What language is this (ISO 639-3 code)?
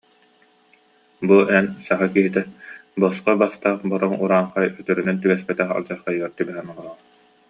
sah